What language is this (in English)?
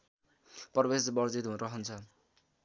Nepali